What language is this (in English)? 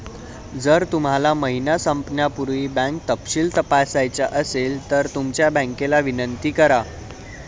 Marathi